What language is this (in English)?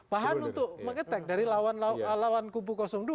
Indonesian